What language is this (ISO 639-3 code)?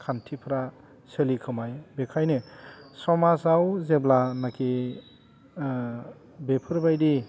brx